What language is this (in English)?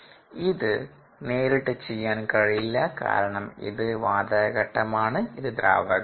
Malayalam